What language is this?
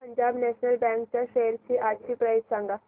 Marathi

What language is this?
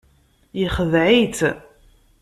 Kabyle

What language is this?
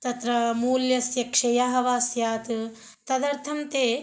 Sanskrit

